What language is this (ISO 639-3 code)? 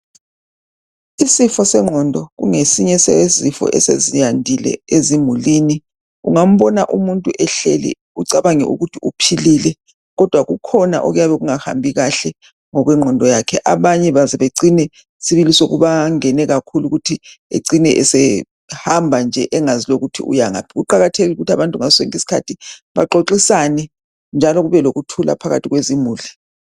nde